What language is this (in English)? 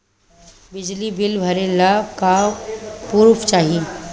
Bhojpuri